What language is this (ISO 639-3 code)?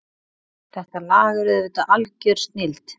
isl